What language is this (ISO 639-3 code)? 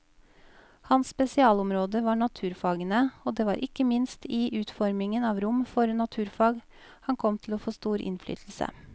nor